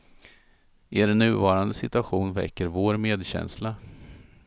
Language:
Swedish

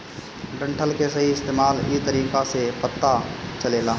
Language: Bhojpuri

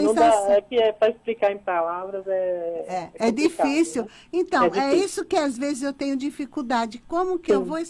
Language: Portuguese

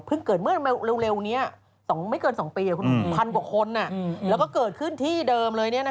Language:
Thai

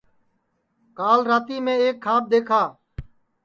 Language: Sansi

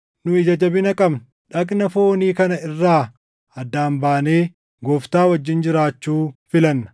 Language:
Oromo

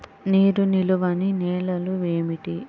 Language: Telugu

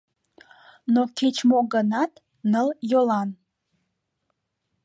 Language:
Mari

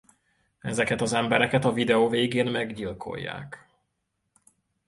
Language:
Hungarian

